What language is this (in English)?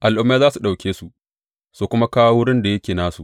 Hausa